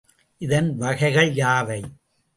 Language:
Tamil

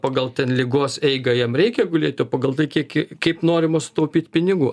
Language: Lithuanian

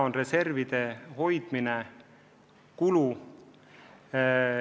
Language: Estonian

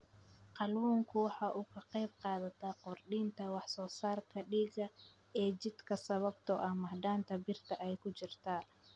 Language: Somali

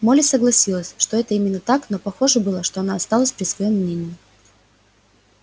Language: Russian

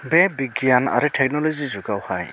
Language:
Bodo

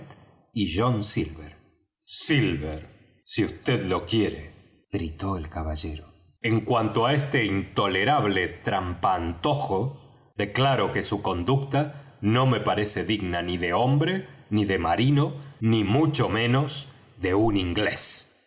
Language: Spanish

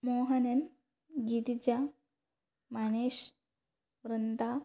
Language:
Malayalam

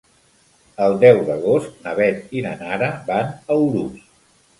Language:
Catalan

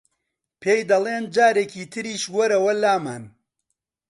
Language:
Central Kurdish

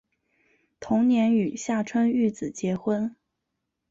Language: Chinese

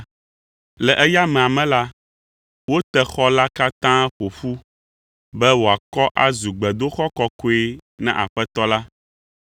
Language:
Ewe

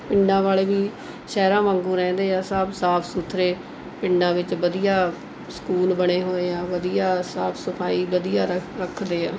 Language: Punjabi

